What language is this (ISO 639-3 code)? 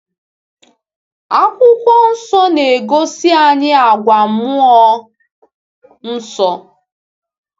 ibo